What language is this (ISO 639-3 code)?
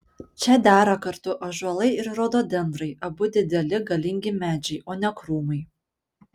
lit